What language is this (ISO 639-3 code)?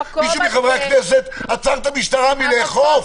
heb